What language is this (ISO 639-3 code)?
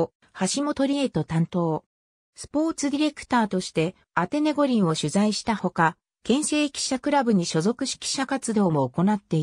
jpn